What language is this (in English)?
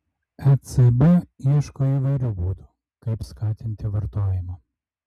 Lithuanian